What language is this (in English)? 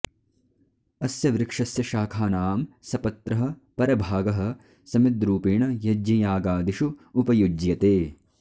Sanskrit